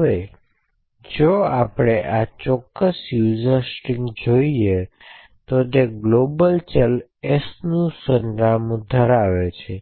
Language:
Gujarati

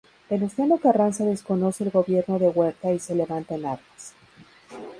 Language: Spanish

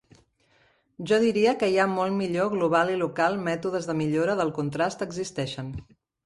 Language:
Catalan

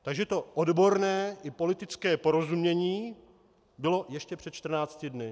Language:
Czech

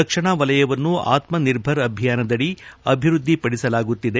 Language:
Kannada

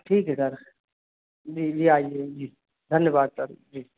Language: Hindi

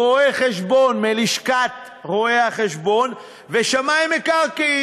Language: Hebrew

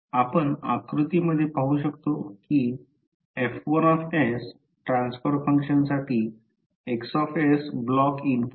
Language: Marathi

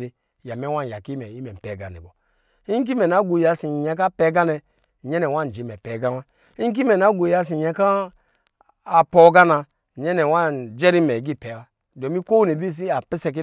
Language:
Lijili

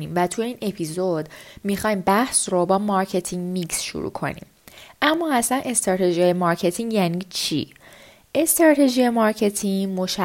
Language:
Persian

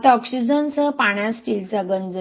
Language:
Marathi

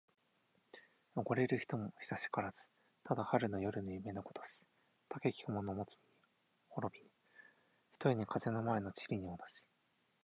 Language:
Japanese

